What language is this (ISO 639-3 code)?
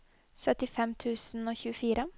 nor